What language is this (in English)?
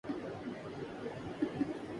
Urdu